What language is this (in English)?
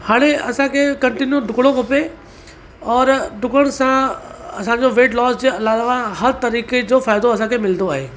Sindhi